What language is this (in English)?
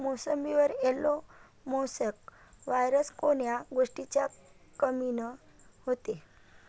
Marathi